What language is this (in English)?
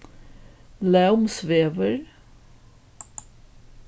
Faroese